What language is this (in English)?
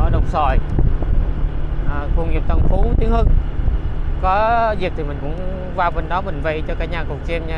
Vietnamese